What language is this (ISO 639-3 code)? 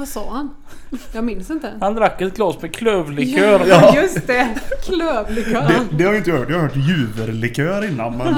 swe